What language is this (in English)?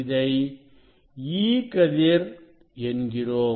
Tamil